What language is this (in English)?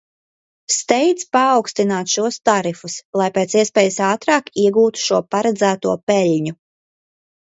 Latvian